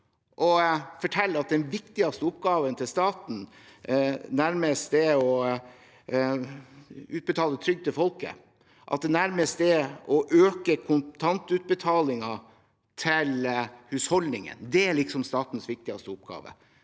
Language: Norwegian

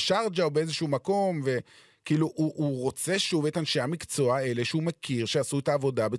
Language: Hebrew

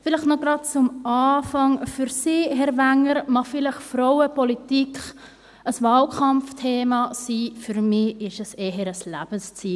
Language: Swiss German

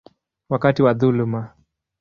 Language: Swahili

